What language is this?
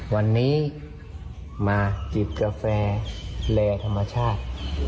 Thai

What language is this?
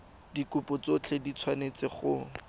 Tswana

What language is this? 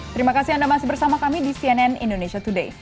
Indonesian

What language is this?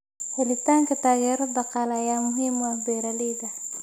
Somali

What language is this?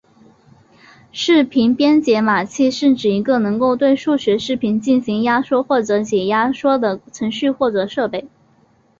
Chinese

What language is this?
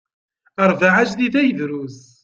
Kabyle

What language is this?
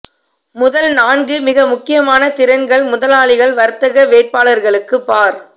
Tamil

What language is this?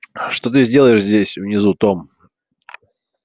Russian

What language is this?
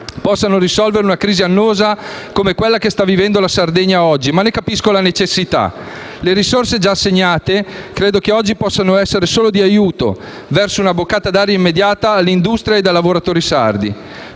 Italian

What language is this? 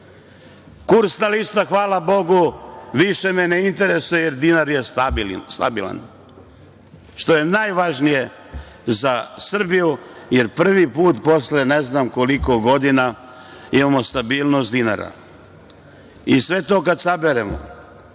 Serbian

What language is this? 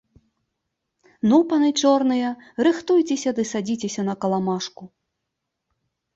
Belarusian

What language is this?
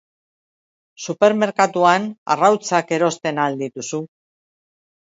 Basque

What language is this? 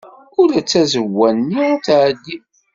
Kabyle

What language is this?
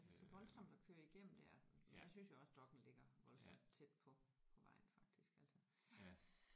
Danish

